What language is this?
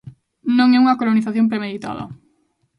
Galician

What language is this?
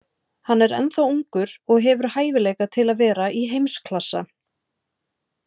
Icelandic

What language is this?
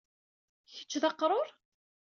Kabyle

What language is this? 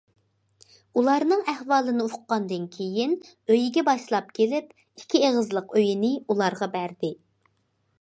Uyghur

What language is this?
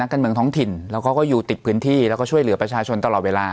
Thai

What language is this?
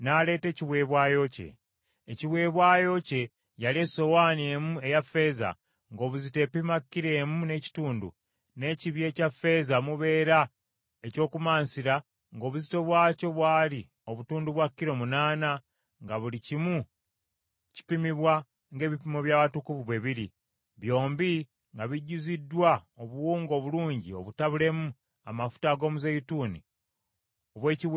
Ganda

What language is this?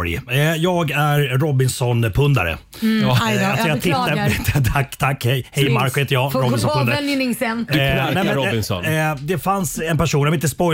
Swedish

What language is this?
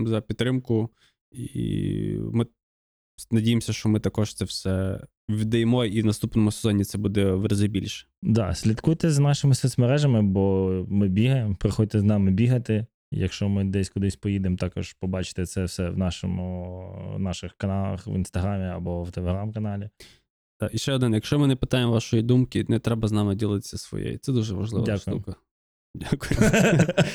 Ukrainian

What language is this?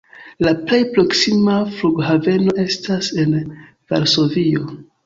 Esperanto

